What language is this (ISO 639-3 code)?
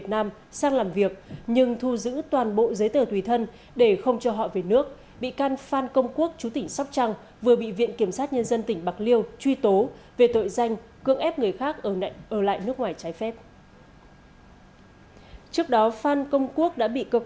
vie